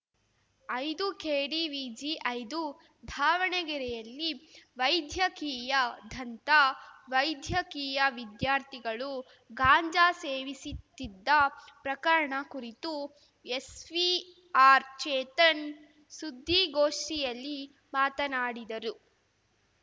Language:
Kannada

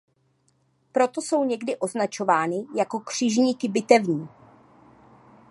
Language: Czech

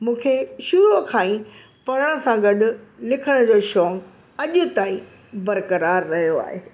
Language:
Sindhi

